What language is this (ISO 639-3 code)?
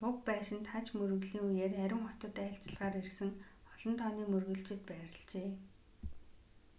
mon